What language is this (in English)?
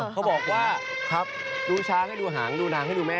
Thai